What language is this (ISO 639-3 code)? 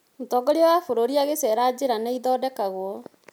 kik